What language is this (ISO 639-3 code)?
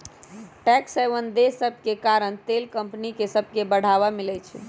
mag